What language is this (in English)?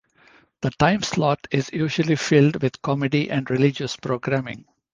English